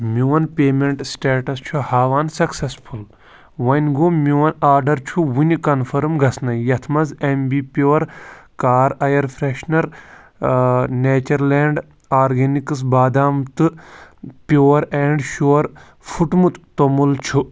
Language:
Kashmiri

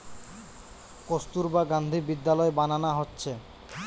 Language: Bangla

